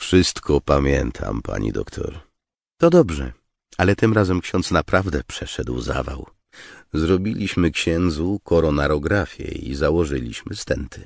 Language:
Polish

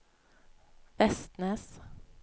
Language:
Norwegian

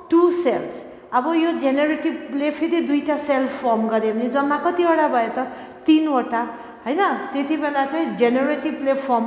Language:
English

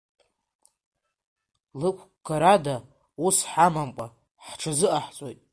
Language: Abkhazian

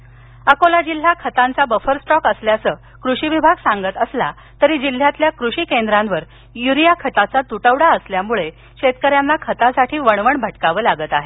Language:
Marathi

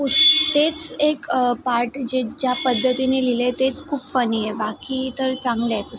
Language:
Marathi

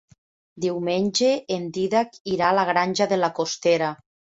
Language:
Catalan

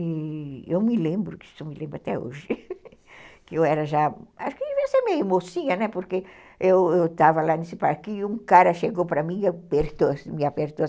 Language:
Portuguese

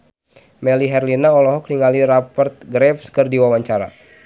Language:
Sundanese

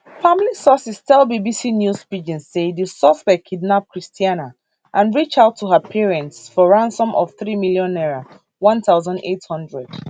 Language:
Nigerian Pidgin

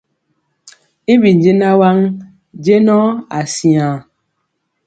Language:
Mpiemo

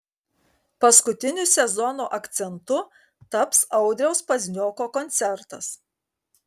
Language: Lithuanian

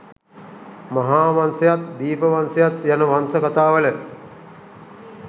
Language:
Sinhala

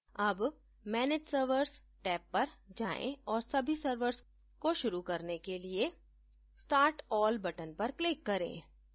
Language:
Hindi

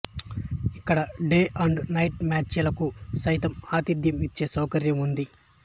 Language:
Telugu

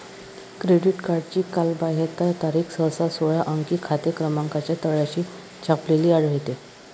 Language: Marathi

